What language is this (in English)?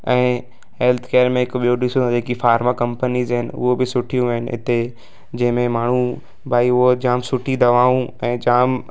Sindhi